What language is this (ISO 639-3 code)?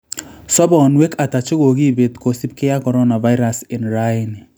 kln